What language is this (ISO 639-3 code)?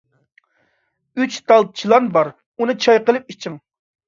uig